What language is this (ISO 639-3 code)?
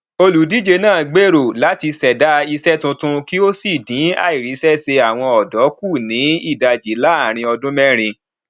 yor